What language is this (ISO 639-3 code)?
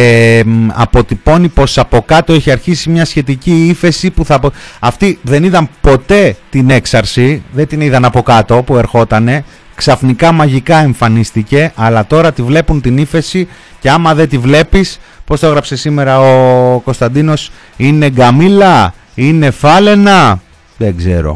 ell